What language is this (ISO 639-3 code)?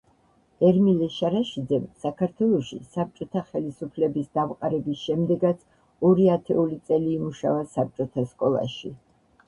kat